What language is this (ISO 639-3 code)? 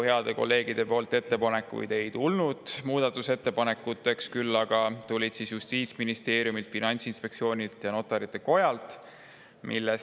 est